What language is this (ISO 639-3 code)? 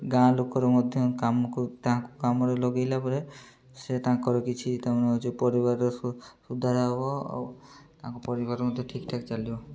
ori